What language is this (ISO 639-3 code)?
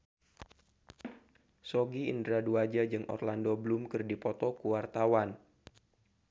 sun